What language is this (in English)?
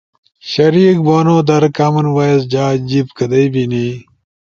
Ushojo